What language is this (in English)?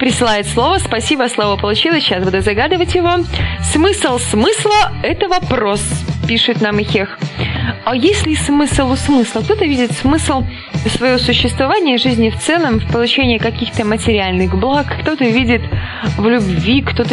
Russian